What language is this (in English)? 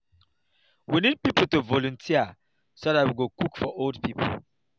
Nigerian Pidgin